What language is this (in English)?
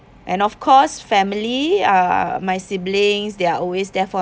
English